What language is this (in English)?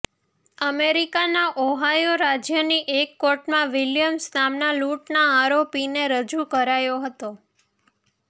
Gujarati